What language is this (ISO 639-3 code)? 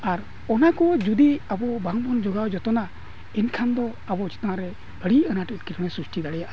sat